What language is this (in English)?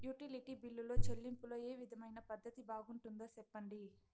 Telugu